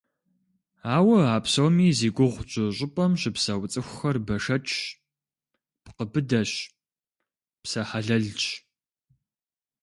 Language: Kabardian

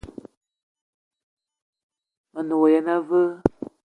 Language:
Eton (Cameroon)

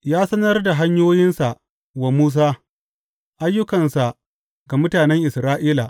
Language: Hausa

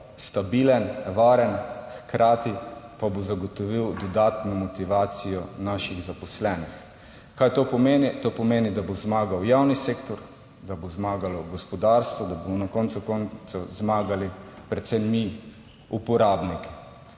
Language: Slovenian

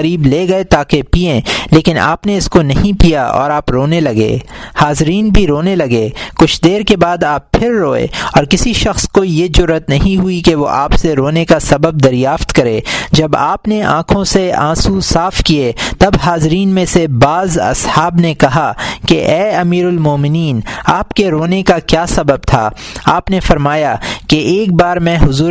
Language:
Urdu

